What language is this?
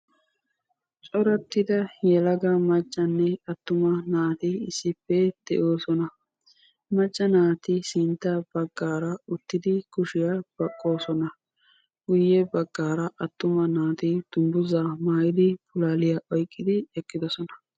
Wolaytta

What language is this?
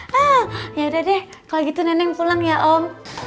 Indonesian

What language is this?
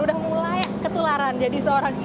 Indonesian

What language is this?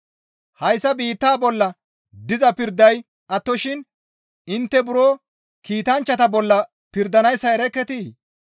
Gamo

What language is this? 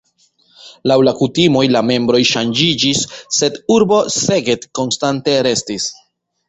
Esperanto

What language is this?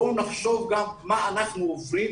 Hebrew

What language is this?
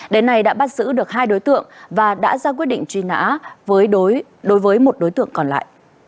Vietnamese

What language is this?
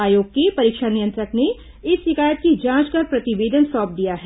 Hindi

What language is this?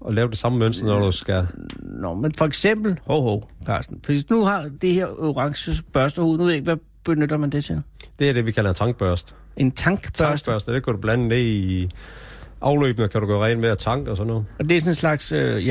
Danish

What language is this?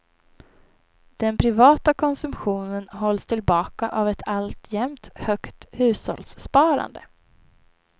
Swedish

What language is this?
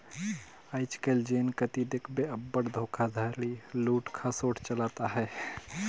Chhattisgarhi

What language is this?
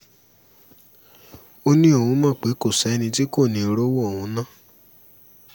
Yoruba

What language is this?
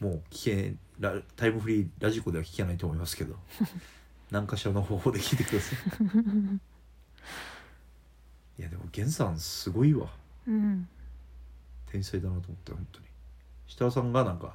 Japanese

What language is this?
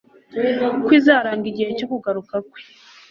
Kinyarwanda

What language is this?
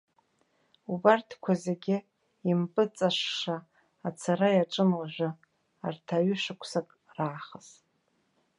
Abkhazian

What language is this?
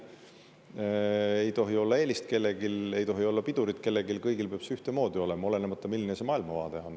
Estonian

